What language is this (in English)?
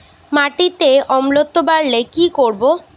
Bangla